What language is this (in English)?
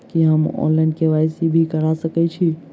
Maithili